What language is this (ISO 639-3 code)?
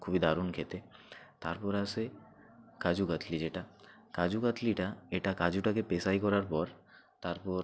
ben